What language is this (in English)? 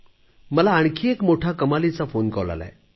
Marathi